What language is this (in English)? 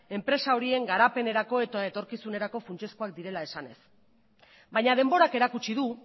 Basque